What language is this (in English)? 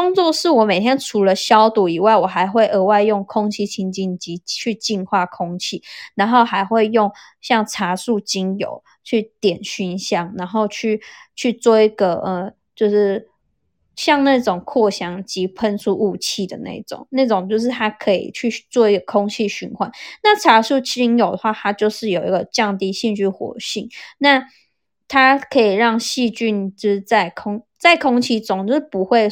Chinese